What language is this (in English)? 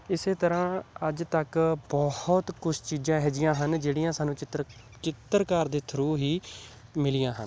Punjabi